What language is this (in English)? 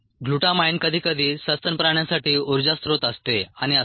Marathi